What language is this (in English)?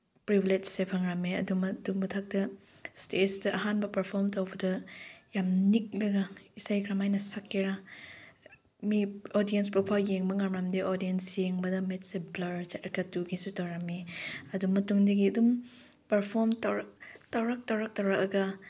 Manipuri